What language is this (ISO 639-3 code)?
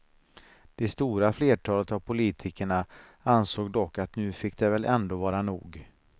swe